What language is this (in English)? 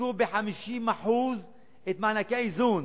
Hebrew